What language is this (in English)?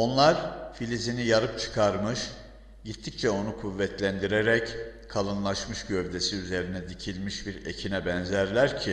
Turkish